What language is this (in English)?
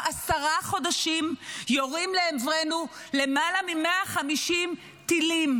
Hebrew